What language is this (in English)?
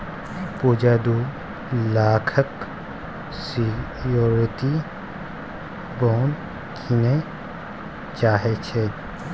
Maithili